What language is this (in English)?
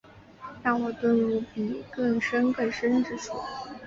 Chinese